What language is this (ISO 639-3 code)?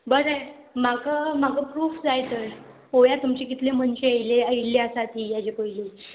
kok